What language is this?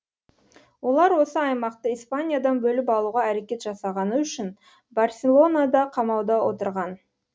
Kazakh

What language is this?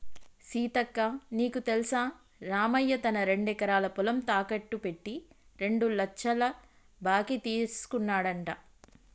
Telugu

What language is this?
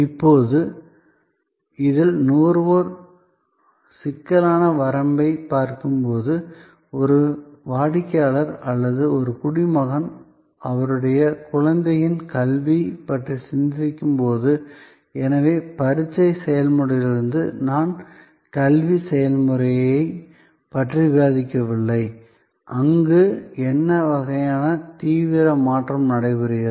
Tamil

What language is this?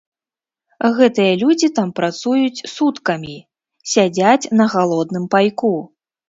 Belarusian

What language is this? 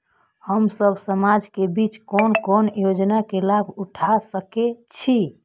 Maithili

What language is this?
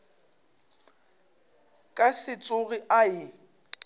Northern Sotho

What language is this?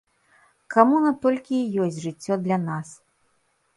Belarusian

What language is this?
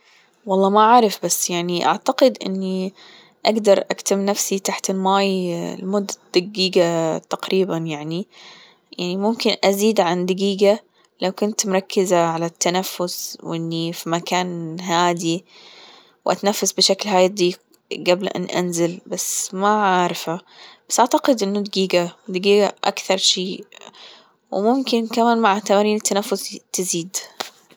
Gulf Arabic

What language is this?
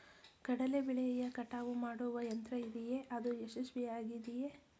Kannada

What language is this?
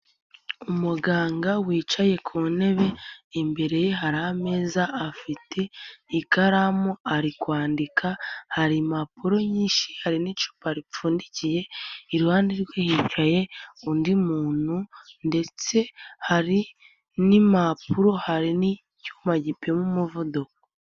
Kinyarwanda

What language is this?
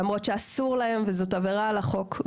Hebrew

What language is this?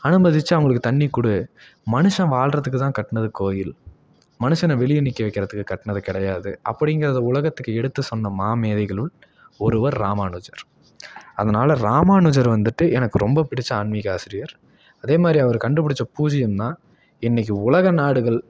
Tamil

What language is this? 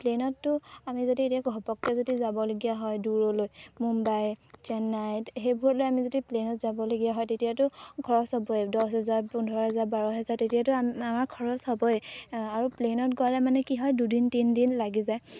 Assamese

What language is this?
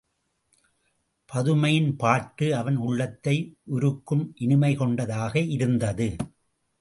Tamil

